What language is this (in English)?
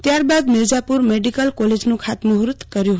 Gujarati